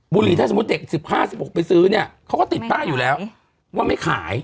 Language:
Thai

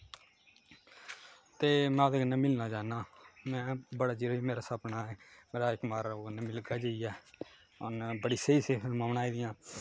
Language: Dogri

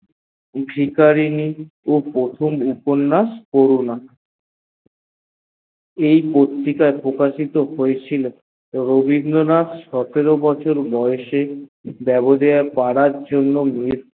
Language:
Bangla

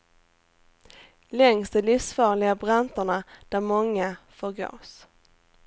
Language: Swedish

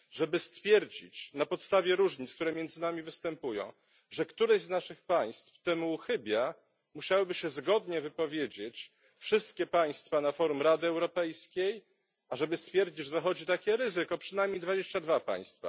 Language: Polish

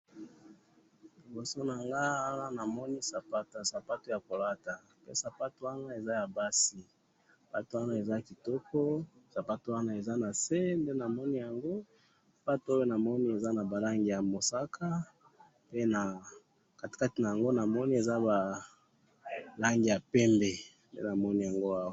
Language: Lingala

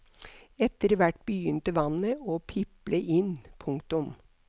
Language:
Norwegian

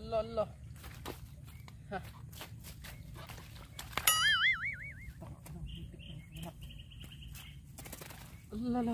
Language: Filipino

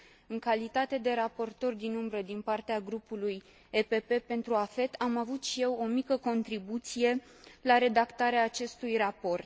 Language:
Romanian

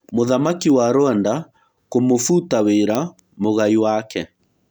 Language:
Kikuyu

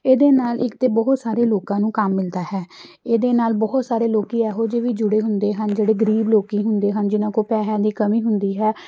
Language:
Punjabi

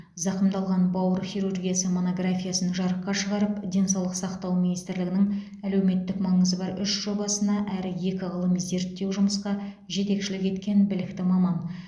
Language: Kazakh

